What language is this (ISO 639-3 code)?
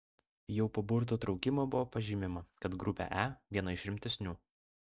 lit